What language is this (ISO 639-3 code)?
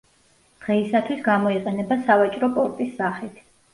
kat